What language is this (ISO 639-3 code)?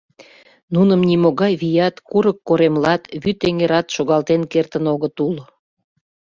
chm